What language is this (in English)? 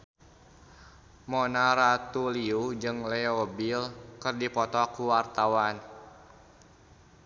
Sundanese